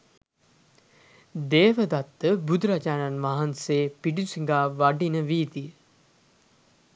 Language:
Sinhala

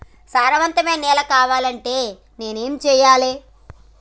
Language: Telugu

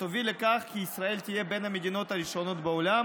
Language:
Hebrew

